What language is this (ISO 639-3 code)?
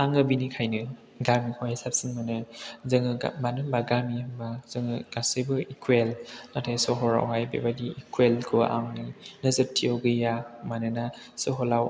brx